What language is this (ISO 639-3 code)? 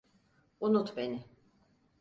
tur